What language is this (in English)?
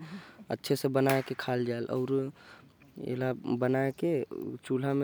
Korwa